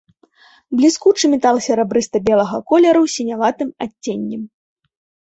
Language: Belarusian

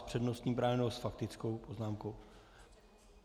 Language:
Czech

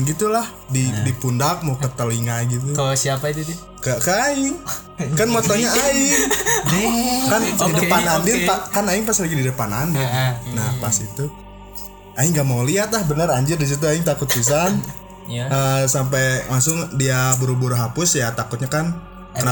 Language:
Indonesian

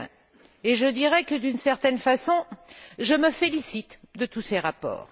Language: French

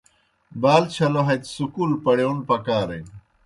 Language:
Kohistani Shina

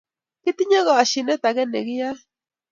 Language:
Kalenjin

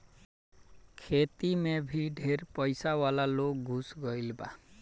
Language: Bhojpuri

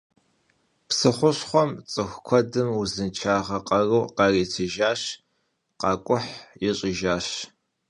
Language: Kabardian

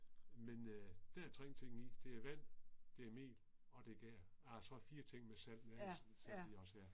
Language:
Danish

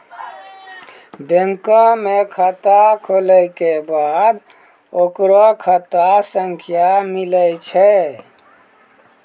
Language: Maithili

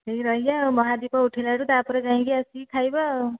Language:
Odia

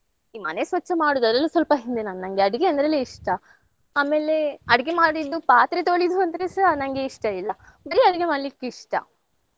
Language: Kannada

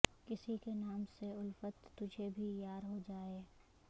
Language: Urdu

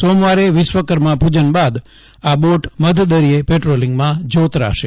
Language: Gujarati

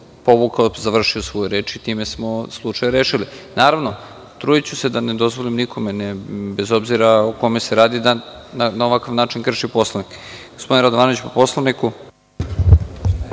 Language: Serbian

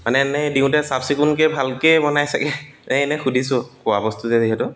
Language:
Assamese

